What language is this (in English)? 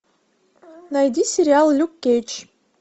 Russian